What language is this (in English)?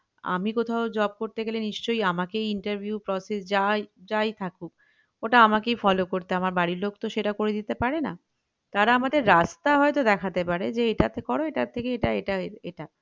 Bangla